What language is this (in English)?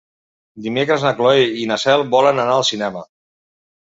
Catalan